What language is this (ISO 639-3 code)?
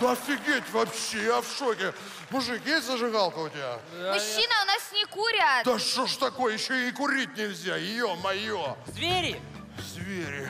rus